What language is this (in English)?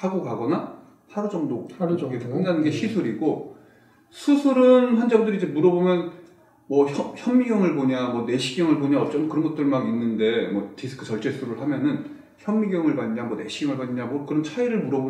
Korean